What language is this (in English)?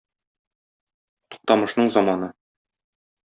Tatar